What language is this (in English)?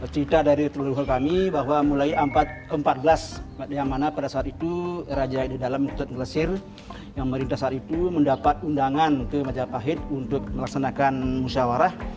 Indonesian